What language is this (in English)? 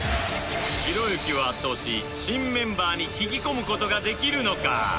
Japanese